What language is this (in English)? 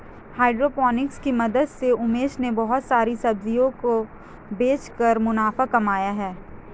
Hindi